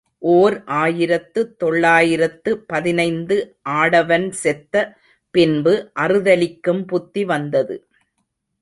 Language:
Tamil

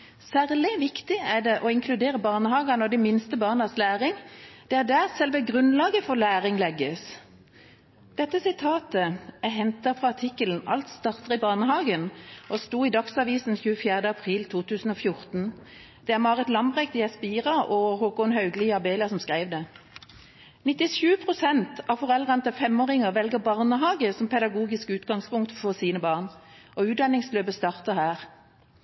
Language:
Norwegian Bokmål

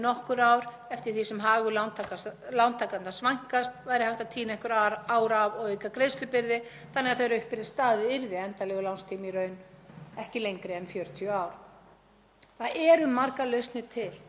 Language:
Icelandic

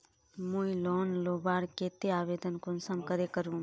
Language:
Magahi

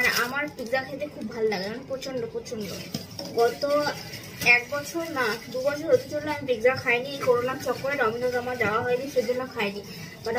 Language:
Hindi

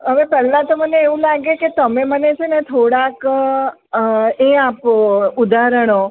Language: Gujarati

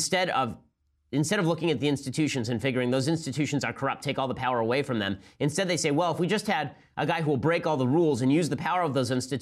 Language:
English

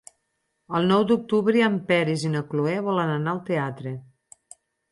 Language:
Catalan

